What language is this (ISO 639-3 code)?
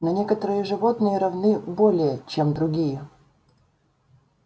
rus